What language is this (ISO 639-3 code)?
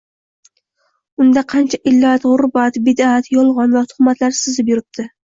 uzb